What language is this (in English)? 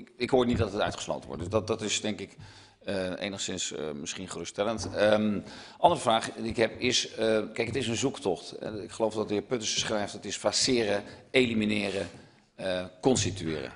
Dutch